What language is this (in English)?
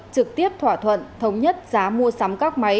Vietnamese